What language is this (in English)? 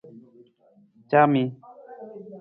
Nawdm